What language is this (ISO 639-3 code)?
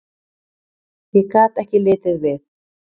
isl